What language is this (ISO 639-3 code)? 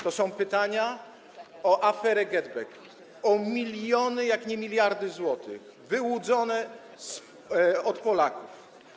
pol